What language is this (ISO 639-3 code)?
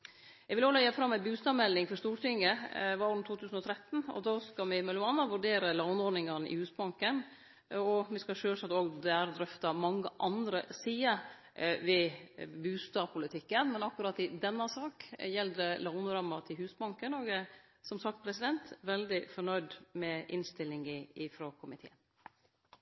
nno